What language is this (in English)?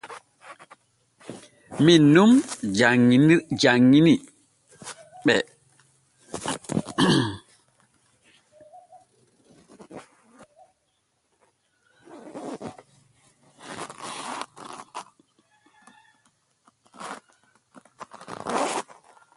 Borgu Fulfulde